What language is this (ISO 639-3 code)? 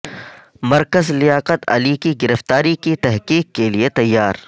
urd